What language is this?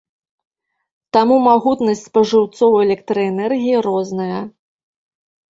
Belarusian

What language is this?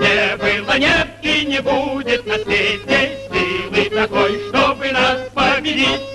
Russian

